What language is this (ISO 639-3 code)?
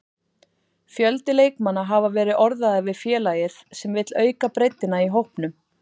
isl